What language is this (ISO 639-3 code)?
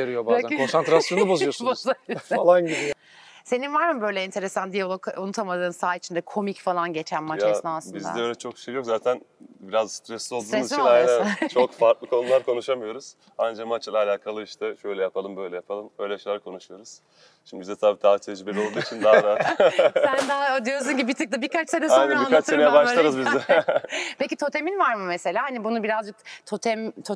tur